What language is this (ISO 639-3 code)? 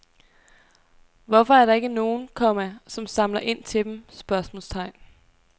dan